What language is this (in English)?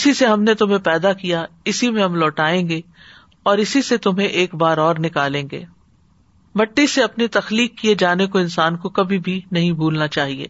Urdu